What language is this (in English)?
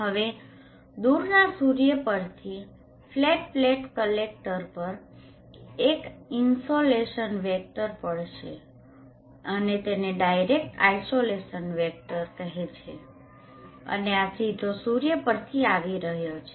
Gujarati